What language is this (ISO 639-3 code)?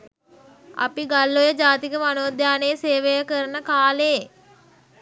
sin